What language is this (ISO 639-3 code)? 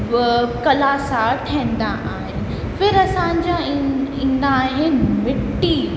snd